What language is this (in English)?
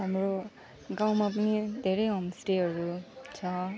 Nepali